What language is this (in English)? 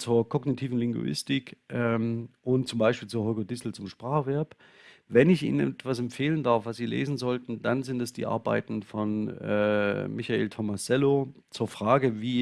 German